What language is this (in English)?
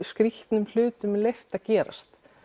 Icelandic